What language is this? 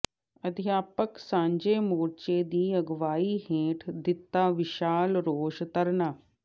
Punjabi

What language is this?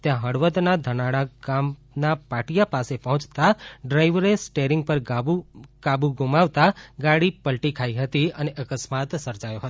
Gujarati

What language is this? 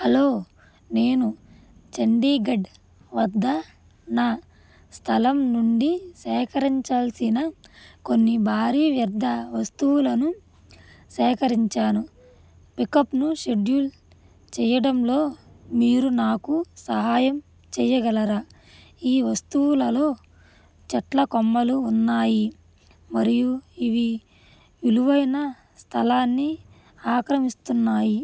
Telugu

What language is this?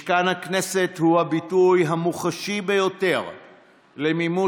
Hebrew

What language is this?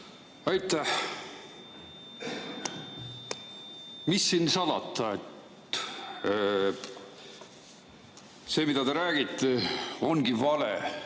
Estonian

